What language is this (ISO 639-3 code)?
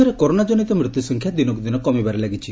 ori